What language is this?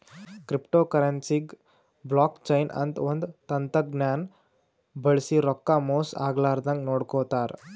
Kannada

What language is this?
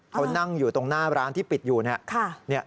Thai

